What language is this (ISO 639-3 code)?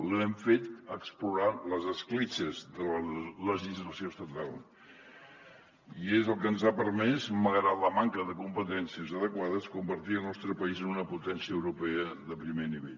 cat